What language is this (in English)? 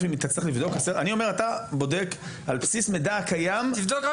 Hebrew